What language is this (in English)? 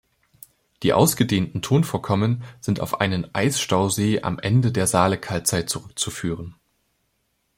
German